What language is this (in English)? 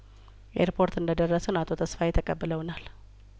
Amharic